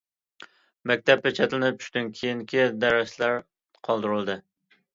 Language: Uyghur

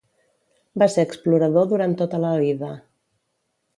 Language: Catalan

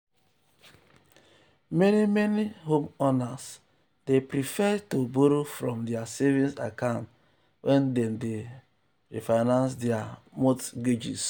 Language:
Nigerian Pidgin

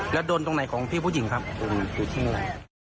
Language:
Thai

